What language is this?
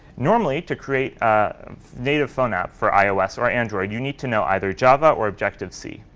English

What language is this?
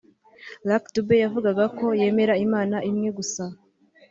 Kinyarwanda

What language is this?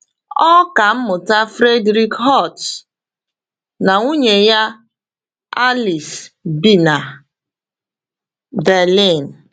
Igbo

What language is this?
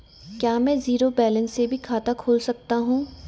Hindi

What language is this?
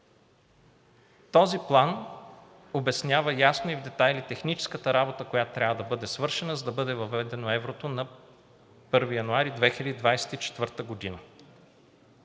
Bulgarian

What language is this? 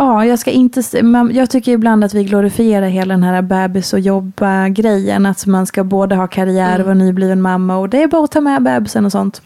Swedish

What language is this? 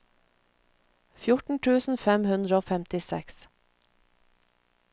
Norwegian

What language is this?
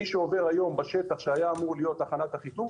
Hebrew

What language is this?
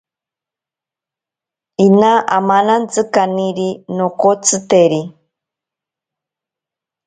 Ashéninka Perené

